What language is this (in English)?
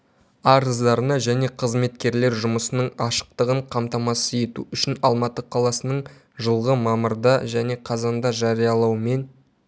Kazakh